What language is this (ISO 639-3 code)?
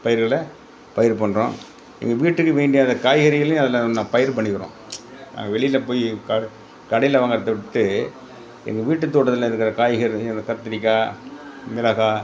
tam